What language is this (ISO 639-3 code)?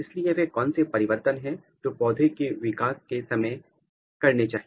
hin